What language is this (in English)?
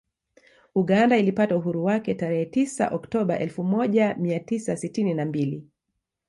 Swahili